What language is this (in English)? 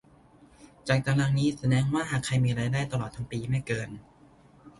Thai